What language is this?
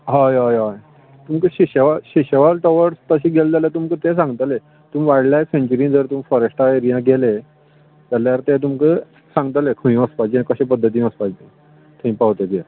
Konkani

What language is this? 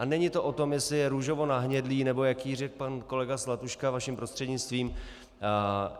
Czech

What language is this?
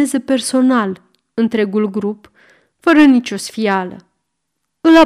Romanian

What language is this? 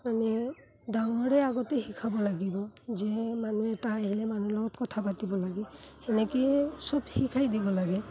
Assamese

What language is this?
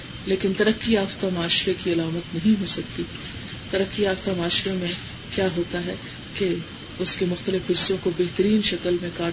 Urdu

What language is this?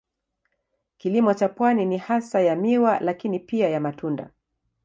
Swahili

